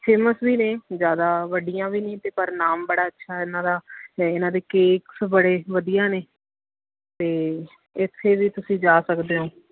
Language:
Punjabi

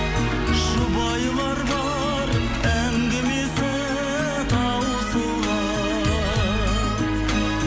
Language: Kazakh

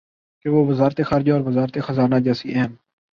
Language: Urdu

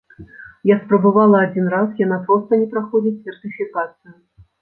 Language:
Belarusian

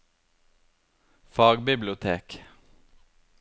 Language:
Norwegian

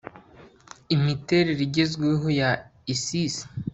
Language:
Kinyarwanda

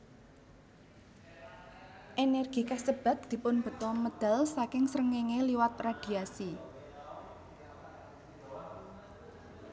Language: Javanese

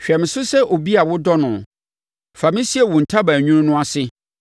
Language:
Akan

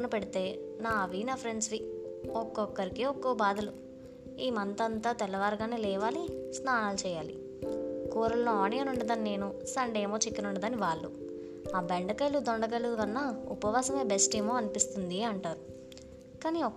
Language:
Telugu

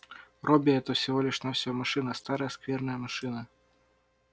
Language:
Russian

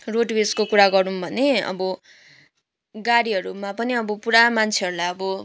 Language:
Nepali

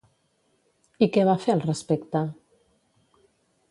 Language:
Catalan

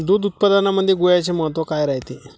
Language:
Marathi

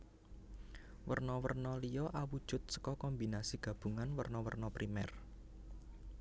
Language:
Javanese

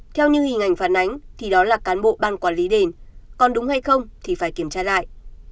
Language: Vietnamese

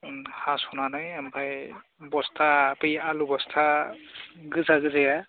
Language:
Bodo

